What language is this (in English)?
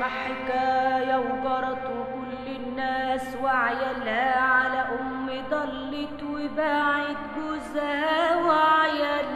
Arabic